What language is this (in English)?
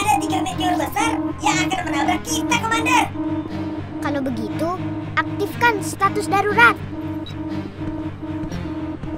Indonesian